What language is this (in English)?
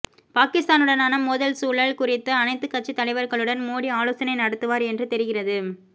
Tamil